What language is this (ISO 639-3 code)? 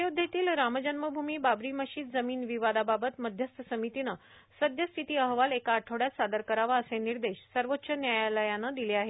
mar